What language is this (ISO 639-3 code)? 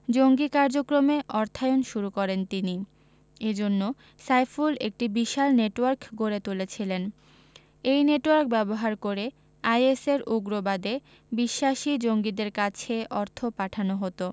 ben